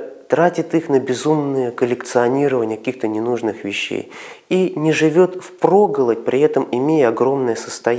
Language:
Russian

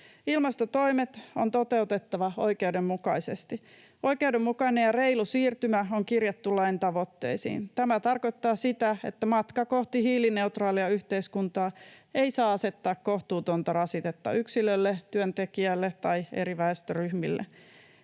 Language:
Finnish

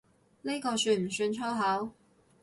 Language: Cantonese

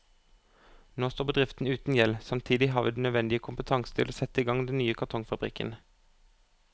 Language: Norwegian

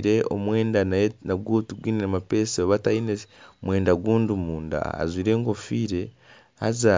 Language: Nyankole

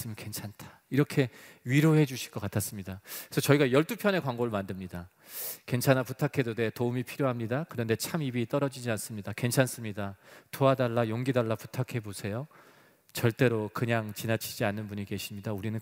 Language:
Korean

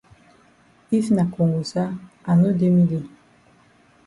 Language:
Cameroon Pidgin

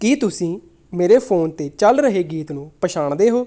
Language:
Punjabi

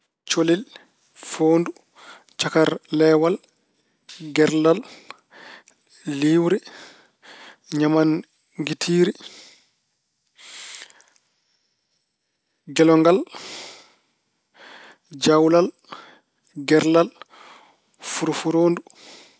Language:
Fula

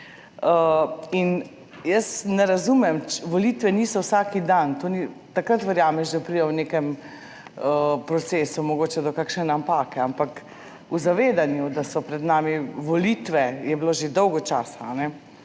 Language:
Slovenian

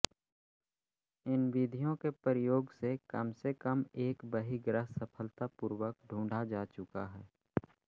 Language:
Hindi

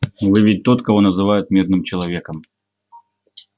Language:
Russian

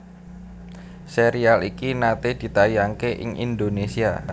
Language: Javanese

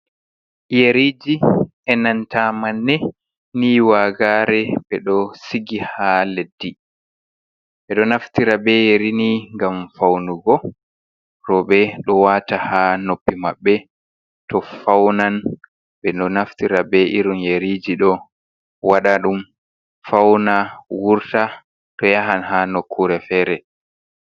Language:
Fula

